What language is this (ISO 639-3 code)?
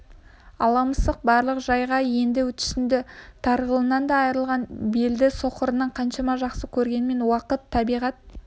kaz